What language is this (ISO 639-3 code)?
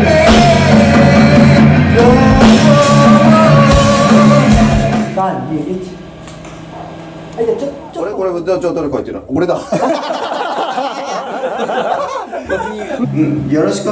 kor